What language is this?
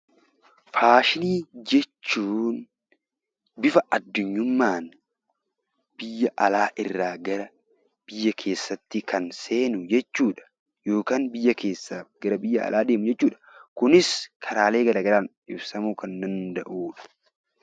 Oromo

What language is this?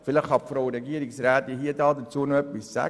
Swiss German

